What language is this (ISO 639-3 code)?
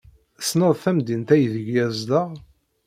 kab